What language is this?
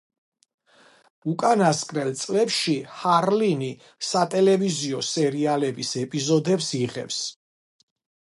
Georgian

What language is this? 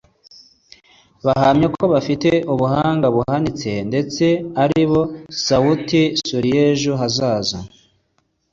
Kinyarwanda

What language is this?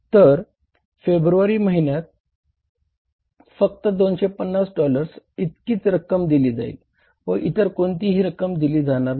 Marathi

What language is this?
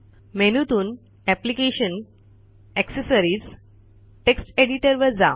Marathi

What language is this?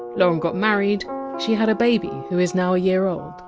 English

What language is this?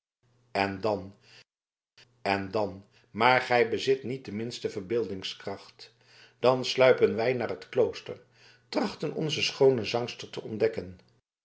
Dutch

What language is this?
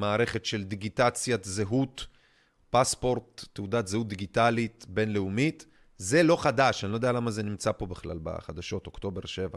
Hebrew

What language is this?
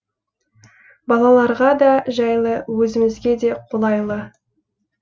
Kazakh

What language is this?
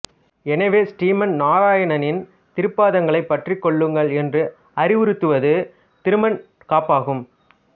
Tamil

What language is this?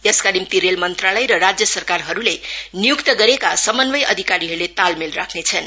Nepali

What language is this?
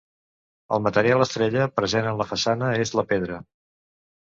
Catalan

